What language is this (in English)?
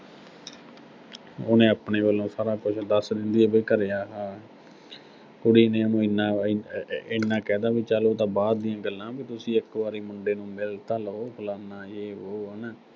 Punjabi